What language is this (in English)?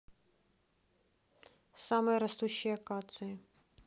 Russian